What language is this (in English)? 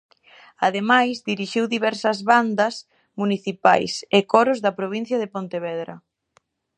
Galician